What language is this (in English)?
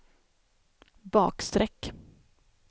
Swedish